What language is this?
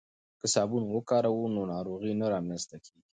Pashto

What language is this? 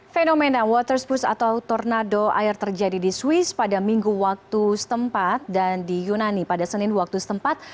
Indonesian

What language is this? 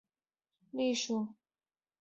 Chinese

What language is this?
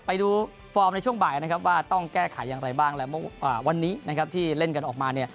Thai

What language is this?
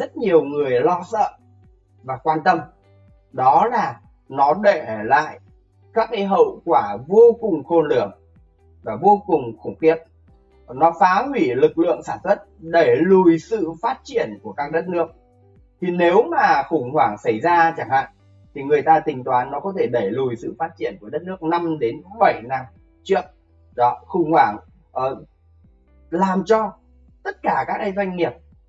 Vietnamese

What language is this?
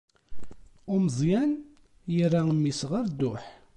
Kabyle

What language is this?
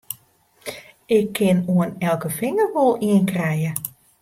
Western Frisian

